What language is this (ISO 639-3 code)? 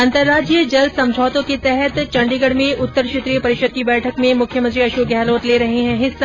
hin